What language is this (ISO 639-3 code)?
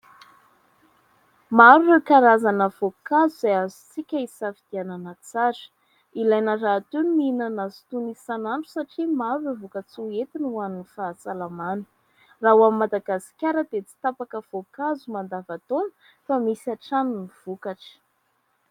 mlg